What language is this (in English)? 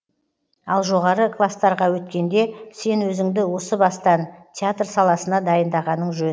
Kazakh